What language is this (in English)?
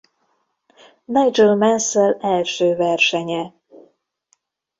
Hungarian